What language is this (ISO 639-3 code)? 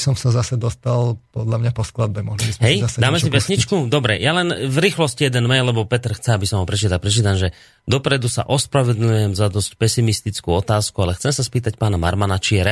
slk